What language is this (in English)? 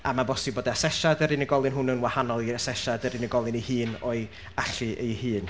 Welsh